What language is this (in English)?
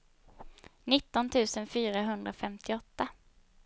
Swedish